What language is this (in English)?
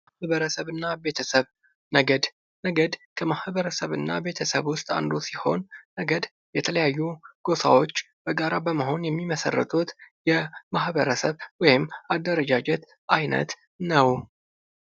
Amharic